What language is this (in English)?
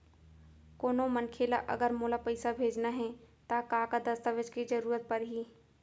Chhattisgarhi